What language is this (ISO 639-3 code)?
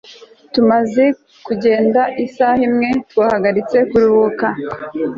kin